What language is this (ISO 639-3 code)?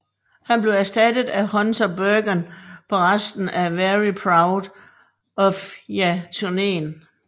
dan